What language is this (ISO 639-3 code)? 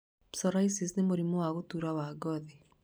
kik